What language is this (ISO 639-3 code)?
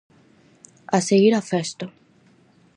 glg